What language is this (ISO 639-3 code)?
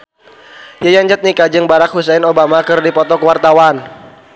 sun